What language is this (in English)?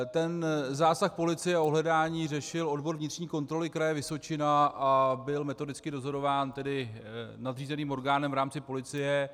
Czech